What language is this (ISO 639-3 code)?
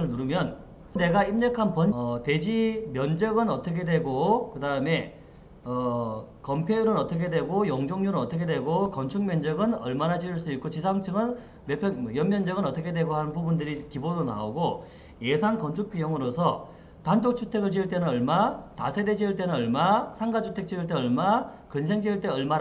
kor